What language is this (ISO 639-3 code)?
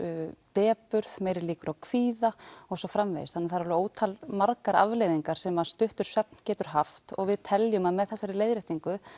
isl